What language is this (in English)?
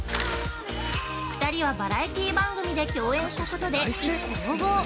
Japanese